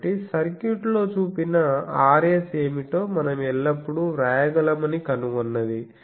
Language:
Telugu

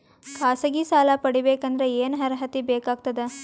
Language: Kannada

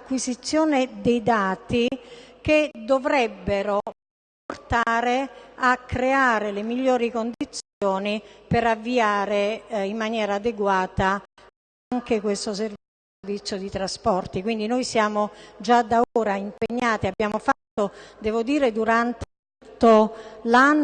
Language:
Italian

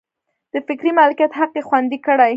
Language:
Pashto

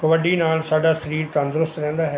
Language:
Punjabi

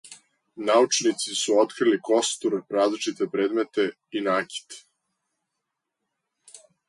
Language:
Serbian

